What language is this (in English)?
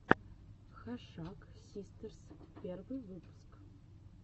Russian